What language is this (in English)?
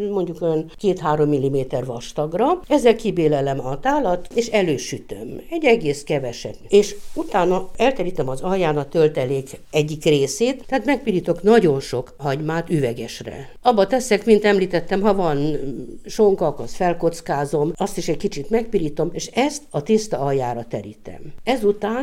Hungarian